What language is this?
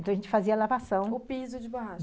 Portuguese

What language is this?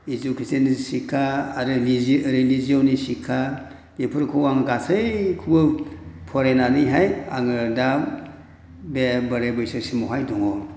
Bodo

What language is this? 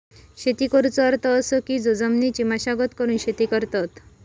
Marathi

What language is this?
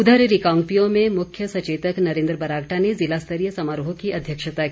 Hindi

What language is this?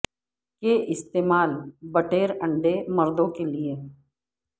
Urdu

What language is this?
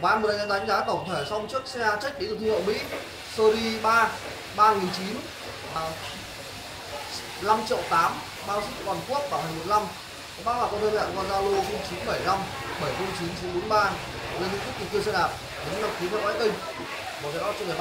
Vietnamese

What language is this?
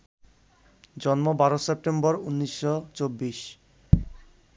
Bangla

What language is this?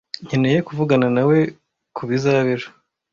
Kinyarwanda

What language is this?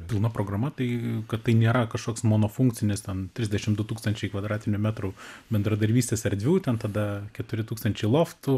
Lithuanian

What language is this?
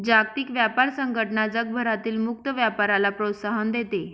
Marathi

